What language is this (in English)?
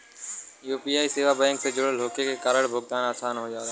Bhojpuri